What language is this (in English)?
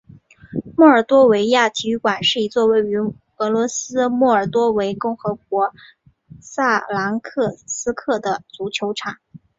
Chinese